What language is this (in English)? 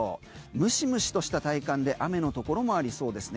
Japanese